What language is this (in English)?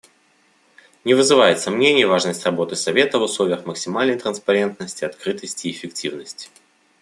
Russian